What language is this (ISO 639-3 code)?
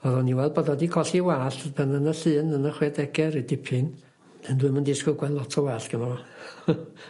cym